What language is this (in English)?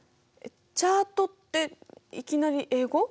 Japanese